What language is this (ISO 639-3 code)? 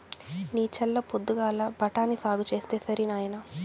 tel